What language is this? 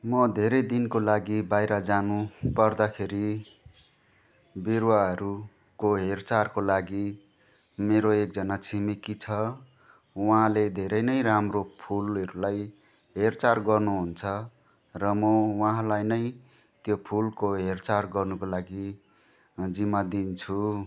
Nepali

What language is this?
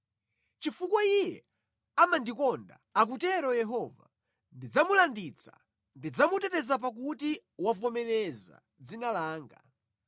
Nyanja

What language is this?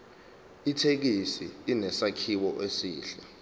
Zulu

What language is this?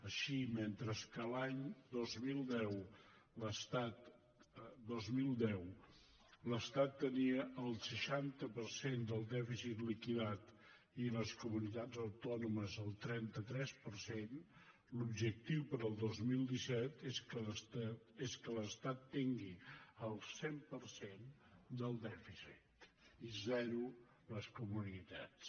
Catalan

